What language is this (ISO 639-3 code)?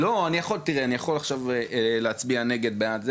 heb